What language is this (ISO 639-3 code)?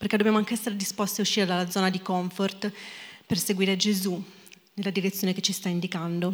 ita